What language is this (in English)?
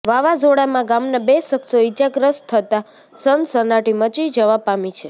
Gujarati